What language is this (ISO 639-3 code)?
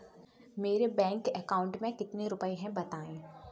hin